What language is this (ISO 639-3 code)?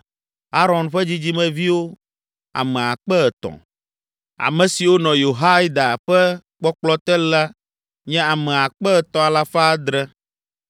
ewe